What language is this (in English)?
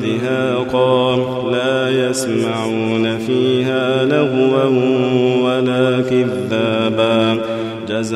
Arabic